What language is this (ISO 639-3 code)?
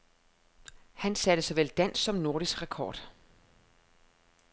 dan